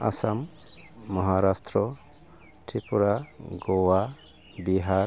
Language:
Bodo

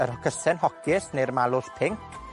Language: Welsh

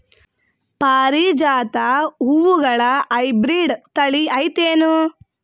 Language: Kannada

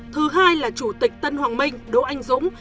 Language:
Vietnamese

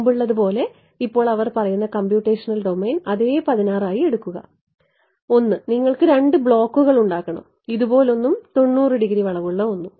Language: Malayalam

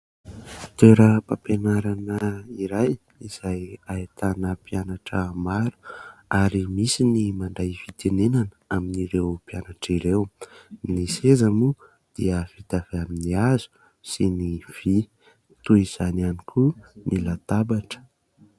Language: Malagasy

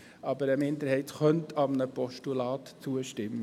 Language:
Swiss German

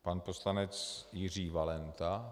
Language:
Czech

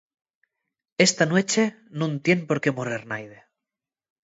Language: Asturian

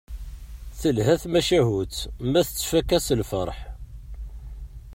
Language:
Kabyle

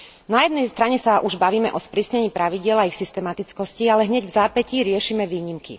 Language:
Slovak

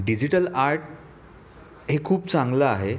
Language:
Marathi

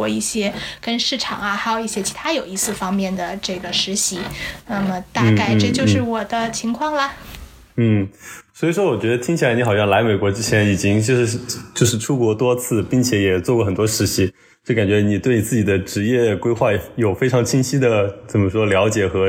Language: Chinese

